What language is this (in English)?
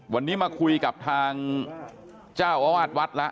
Thai